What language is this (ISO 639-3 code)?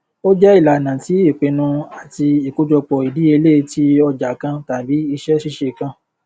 yor